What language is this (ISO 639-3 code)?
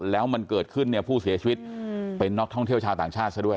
tha